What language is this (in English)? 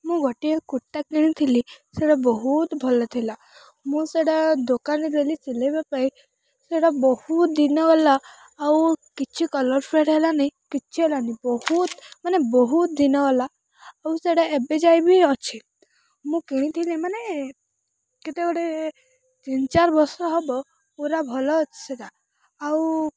Odia